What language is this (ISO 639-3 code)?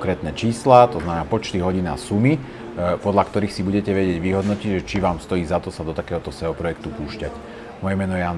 slk